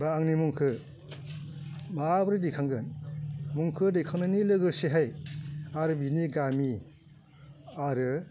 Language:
Bodo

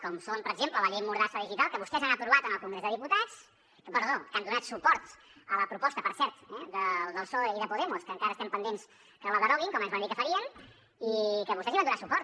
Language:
Catalan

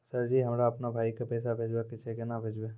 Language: Maithili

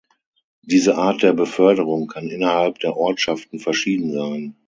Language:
German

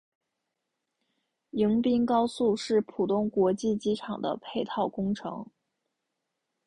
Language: Chinese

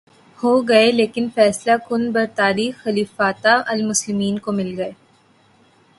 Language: Urdu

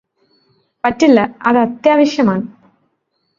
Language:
Malayalam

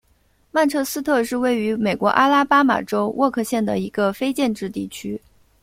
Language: Chinese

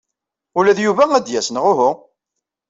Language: Kabyle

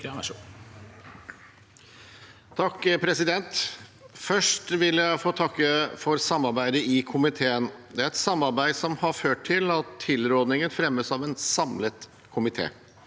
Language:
Norwegian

